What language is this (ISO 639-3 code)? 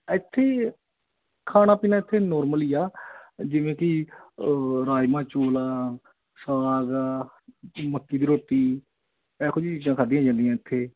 pan